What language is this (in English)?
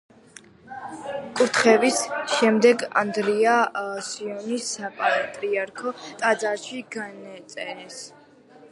Georgian